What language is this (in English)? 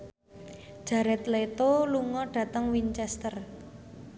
Javanese